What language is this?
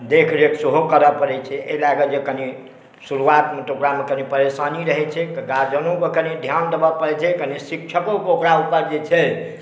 Maithili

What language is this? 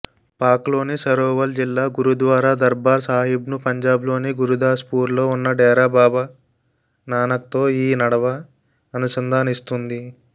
Telugu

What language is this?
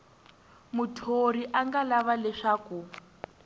Tsonga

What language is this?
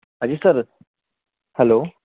Urdu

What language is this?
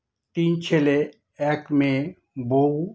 Bangla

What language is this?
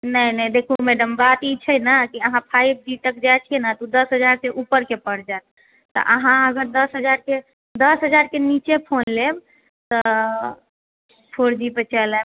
Maithili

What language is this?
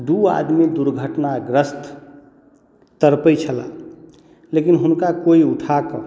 Maithili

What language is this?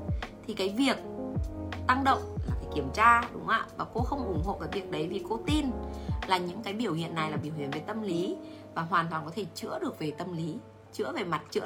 Vietnamese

